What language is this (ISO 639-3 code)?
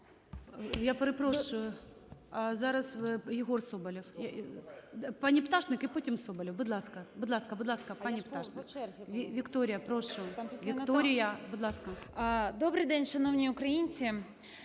ukr